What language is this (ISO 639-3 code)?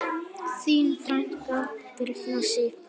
isl